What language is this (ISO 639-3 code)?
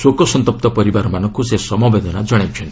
ori